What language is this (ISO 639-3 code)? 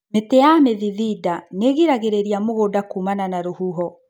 kik